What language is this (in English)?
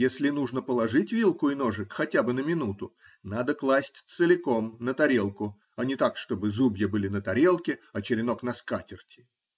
Russian